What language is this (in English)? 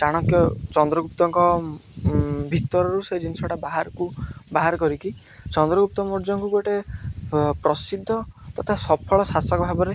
Odia